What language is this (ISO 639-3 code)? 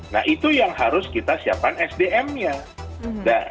ind